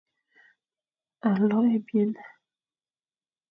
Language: Fang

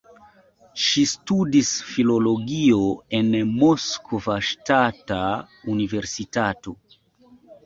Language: Esperanto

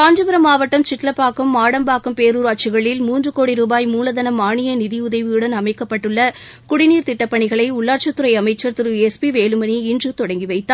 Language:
Tamil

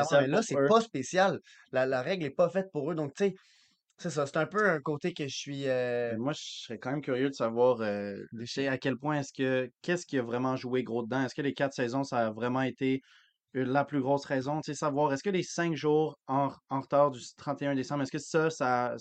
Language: French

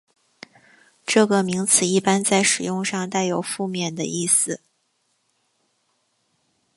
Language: Chinese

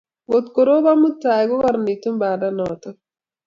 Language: Kalenjin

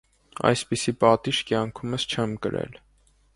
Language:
Armenian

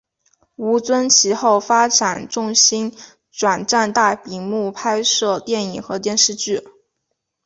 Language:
Chinese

